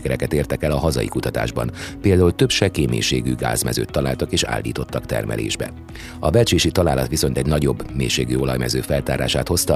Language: Hungarian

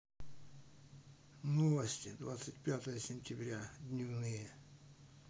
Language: Russian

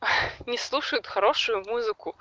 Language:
Russian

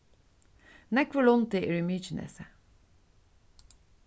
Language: Faroese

